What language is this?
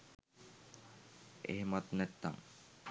Sinhala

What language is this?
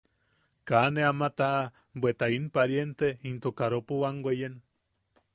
Yaqui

